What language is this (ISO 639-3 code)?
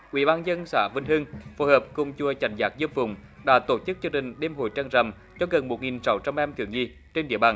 vie